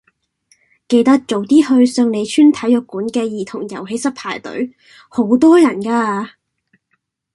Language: Cantonese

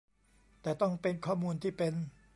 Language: Thai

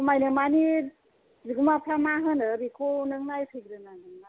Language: Bodo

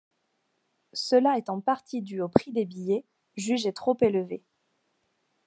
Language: French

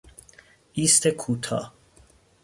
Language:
Persian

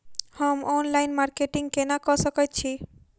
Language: Maithili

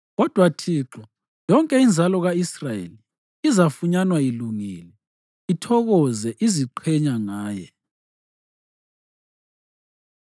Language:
North Ndebele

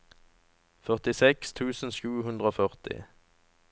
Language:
Norwegian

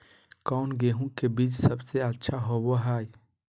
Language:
Magahi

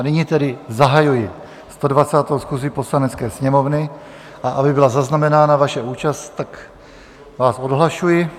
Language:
Czech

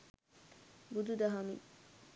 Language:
Sinhala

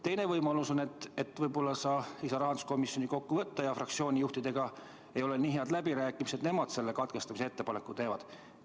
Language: Estonian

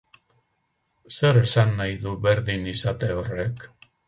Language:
Basque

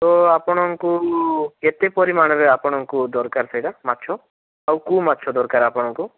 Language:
Odia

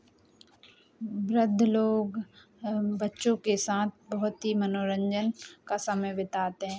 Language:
Hindi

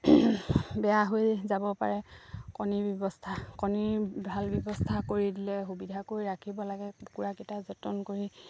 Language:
Assamese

